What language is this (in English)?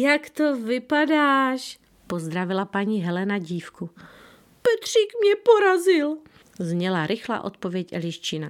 Czech